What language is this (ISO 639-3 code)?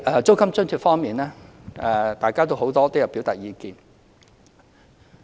yue